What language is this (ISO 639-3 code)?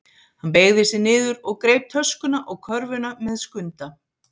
isl